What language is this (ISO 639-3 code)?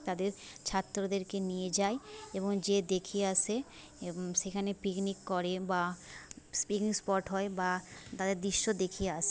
ben